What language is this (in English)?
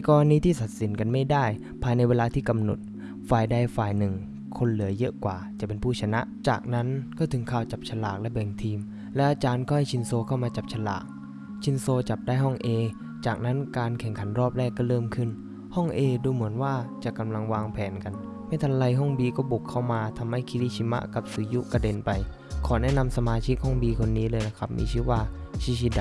Thai